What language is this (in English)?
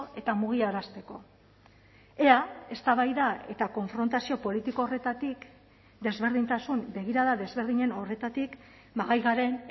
Basque